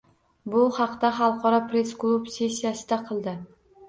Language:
Uzbek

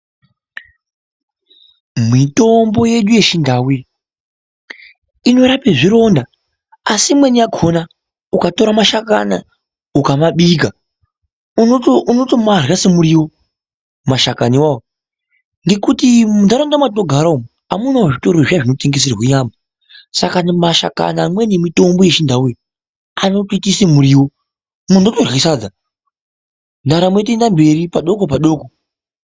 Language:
Ndau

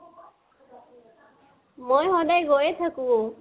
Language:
Assamese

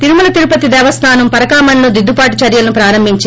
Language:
Telugu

